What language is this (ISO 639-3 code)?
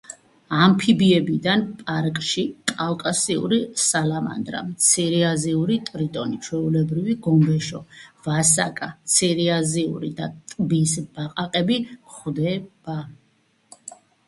kat